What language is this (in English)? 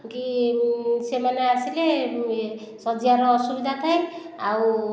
Odia